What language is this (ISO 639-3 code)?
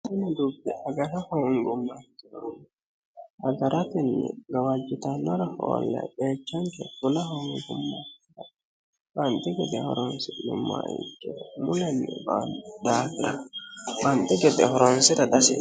sid